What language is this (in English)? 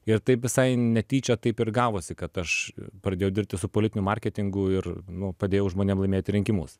Lithuanian